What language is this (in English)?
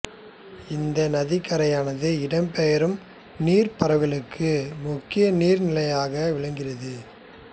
Tamil